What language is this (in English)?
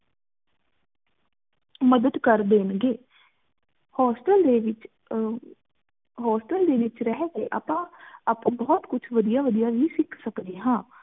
Punjabi